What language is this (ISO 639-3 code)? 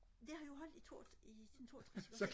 dan